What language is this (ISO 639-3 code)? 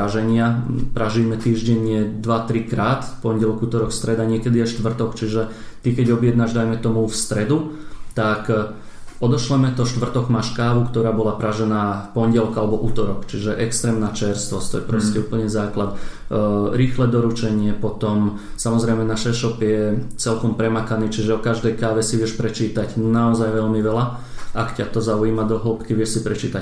slk